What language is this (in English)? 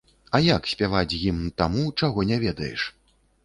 Belarusian